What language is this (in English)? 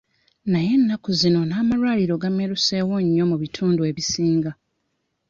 Ganda